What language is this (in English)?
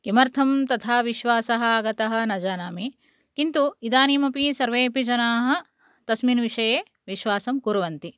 Sanskrit